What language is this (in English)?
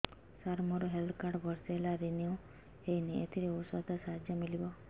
Odia